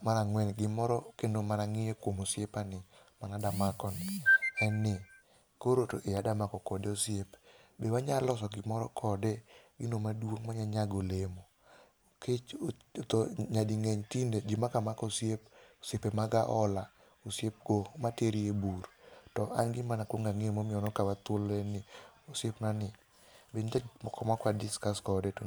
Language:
Luo (Kenya and Tanzania)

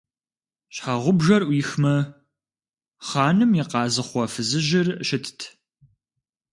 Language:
Kabardian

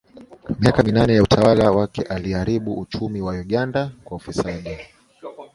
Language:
Swahili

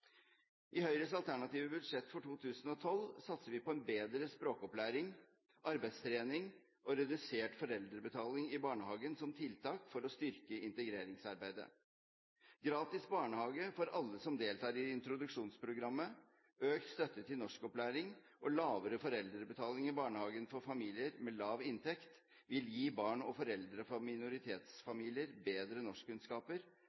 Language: Norwegian Bokmål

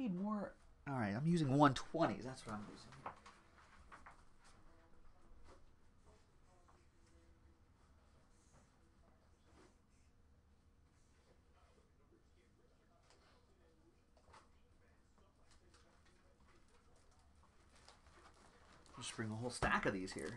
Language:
English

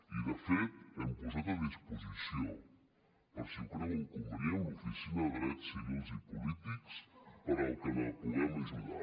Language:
Catalan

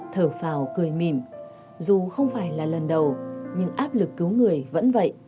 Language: Vietnamese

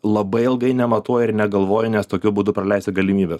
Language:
Lithuanian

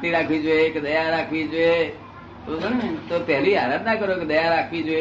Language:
Gujarati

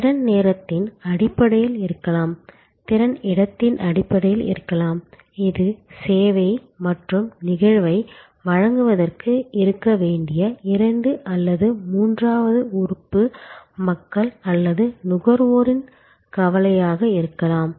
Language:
Tamil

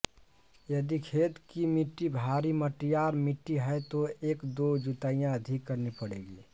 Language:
Hindi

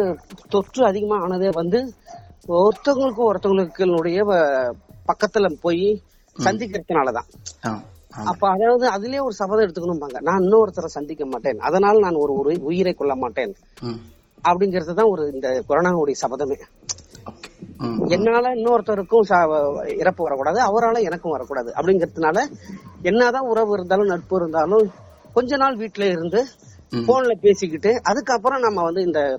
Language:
Tamil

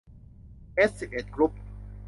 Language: Thai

